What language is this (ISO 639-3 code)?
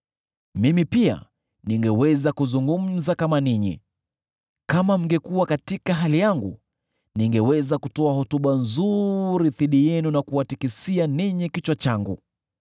swa